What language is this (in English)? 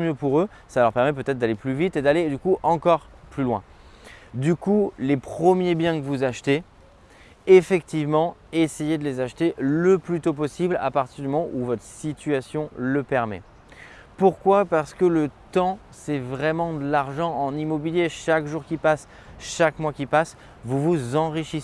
French